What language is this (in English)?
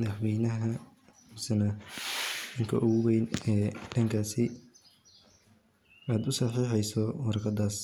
Somali